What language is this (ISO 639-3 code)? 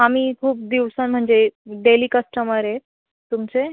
mar